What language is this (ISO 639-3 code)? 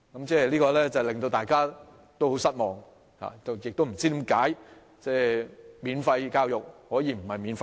yue